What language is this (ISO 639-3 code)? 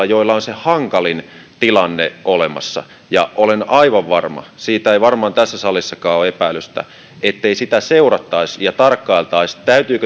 fin